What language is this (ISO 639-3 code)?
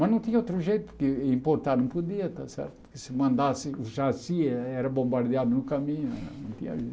por